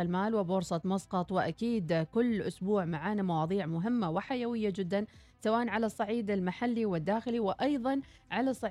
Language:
Arabic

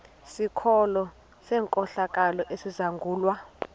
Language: Xhosa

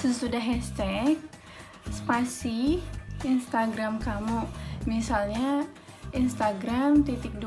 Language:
Indonesian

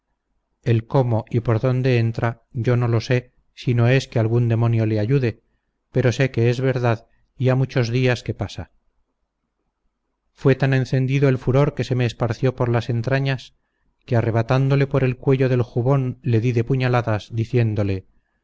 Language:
Spanish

